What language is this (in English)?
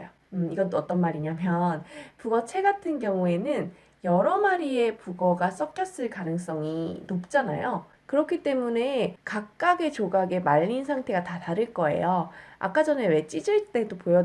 Korean